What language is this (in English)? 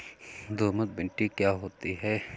Hindi